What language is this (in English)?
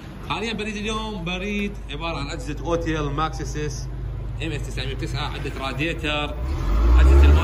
Arabic